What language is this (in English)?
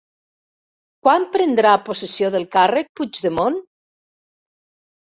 Catalan